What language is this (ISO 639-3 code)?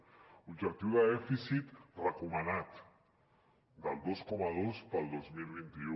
cat